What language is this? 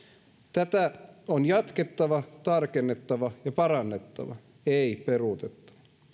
Finnish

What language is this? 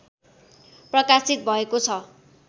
Nepali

